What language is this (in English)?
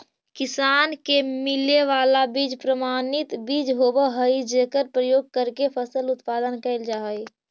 Magahi